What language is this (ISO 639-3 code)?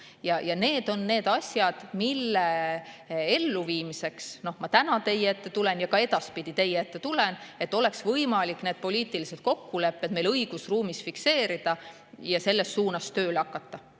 est